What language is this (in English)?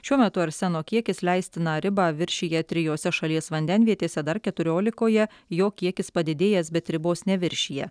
Lithuanian